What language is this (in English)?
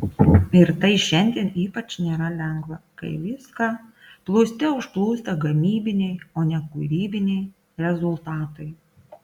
Lithuanian